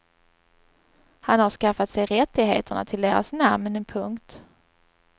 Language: Swedish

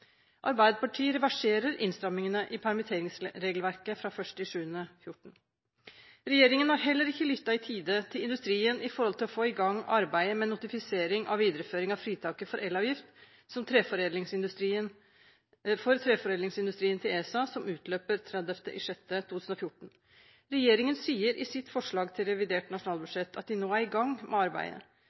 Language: Norwegian Bokmål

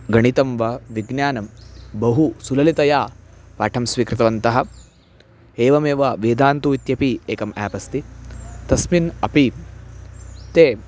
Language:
Sanskrit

